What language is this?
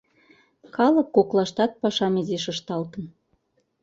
Mari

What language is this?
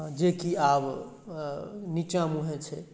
Maithili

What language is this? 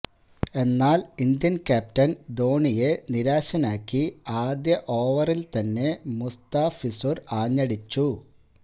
Malayalam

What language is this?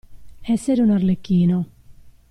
Italian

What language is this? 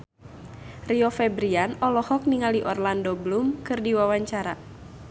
Sundanese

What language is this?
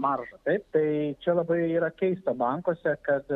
Lithuanian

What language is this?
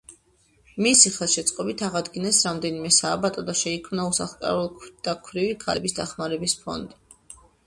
Georgian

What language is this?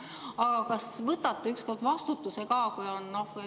Estonian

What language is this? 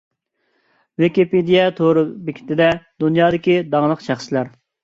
Uyghur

